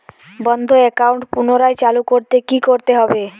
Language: Bangla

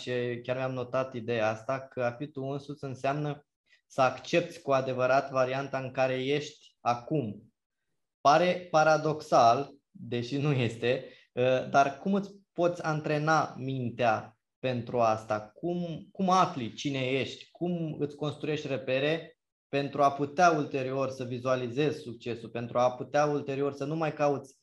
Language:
Romanian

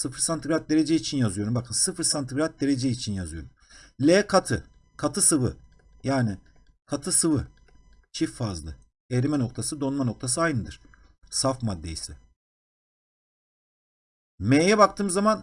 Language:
Turkish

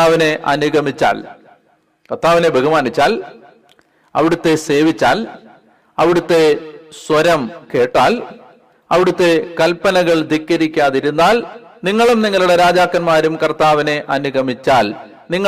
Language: Malayalam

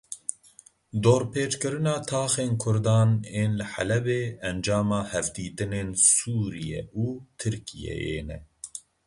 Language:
Kurdish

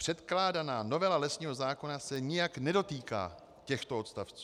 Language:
Czech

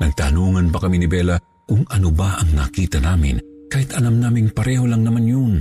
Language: Filipino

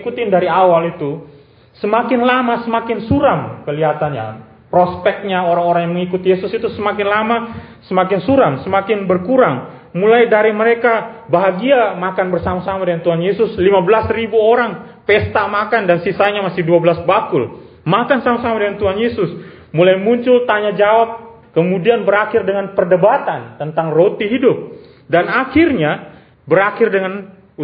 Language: Indonesian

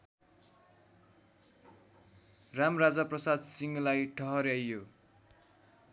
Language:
Nepali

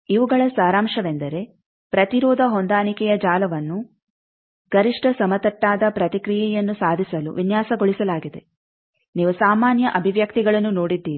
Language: Kannada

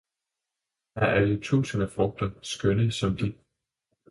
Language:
Danish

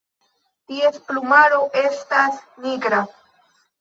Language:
Esperanto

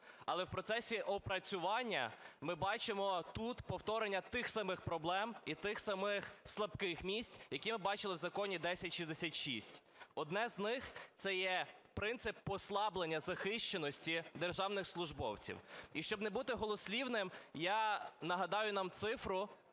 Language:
Ukrainian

